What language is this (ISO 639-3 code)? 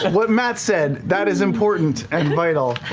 eng